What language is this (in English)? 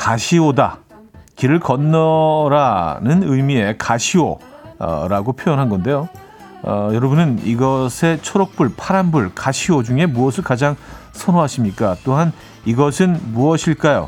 Korean